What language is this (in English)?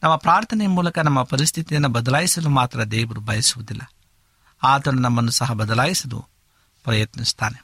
Kannada